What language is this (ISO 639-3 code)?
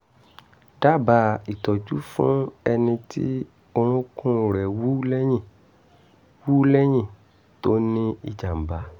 yor